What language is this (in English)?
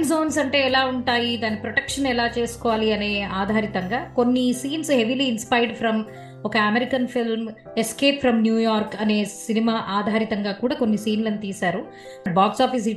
Telugu